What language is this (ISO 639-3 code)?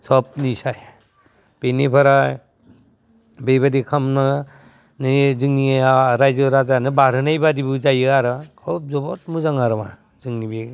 brx